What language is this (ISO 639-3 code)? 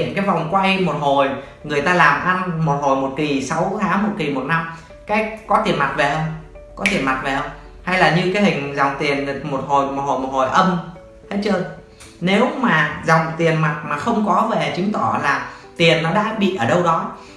vie